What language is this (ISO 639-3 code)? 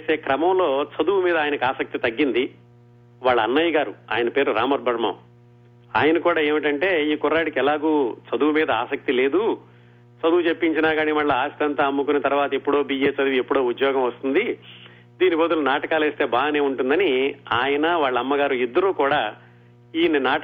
tel